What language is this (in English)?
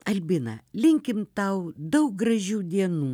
Lithuanian